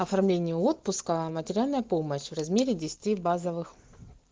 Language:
Russian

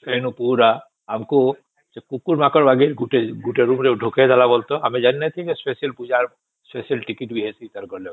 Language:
Odia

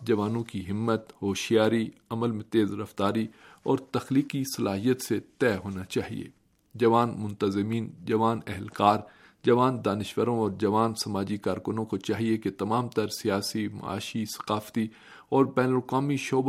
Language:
Urdu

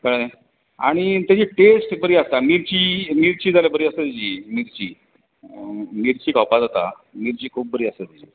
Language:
Konkani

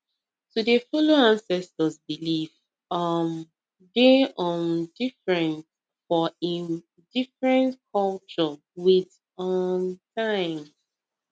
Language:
Nigerian Pidgin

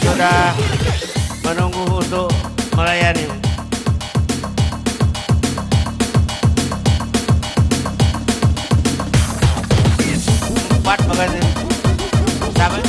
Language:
Indonesian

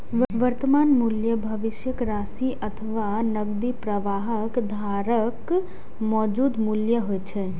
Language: Maithili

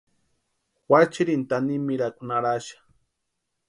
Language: Western Highland Purepecha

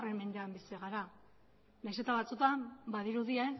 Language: Basque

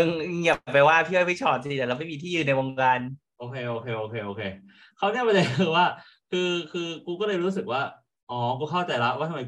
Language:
Thai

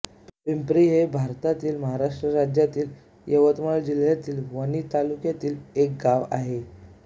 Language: Marathi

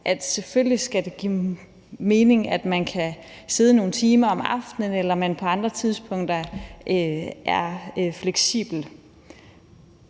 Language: Danish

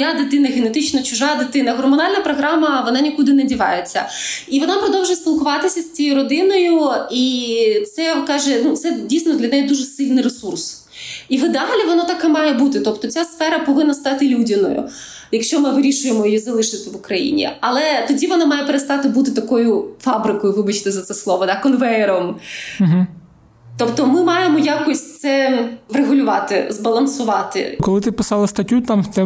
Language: Ukrainian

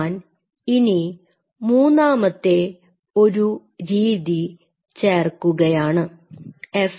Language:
Malayalam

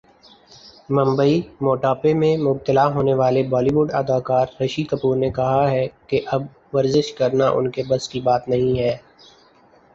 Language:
Urdu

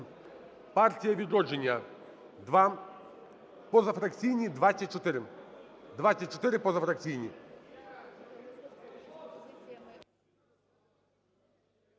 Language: Ukrainian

